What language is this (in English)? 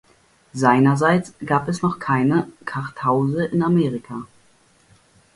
German